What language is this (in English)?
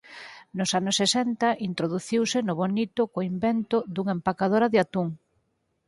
Galician